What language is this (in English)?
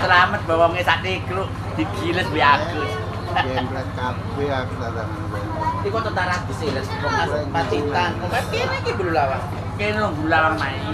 Indonesian